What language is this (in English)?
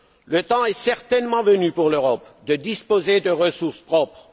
French